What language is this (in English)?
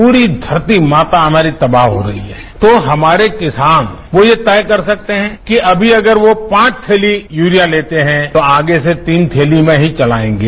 Hindi